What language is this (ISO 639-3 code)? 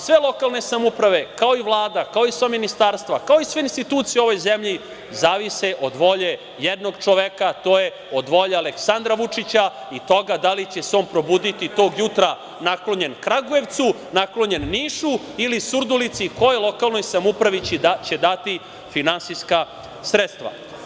srp